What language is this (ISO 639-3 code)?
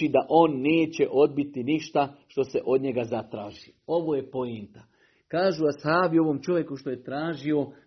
hrv